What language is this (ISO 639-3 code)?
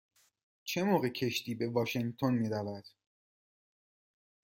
fas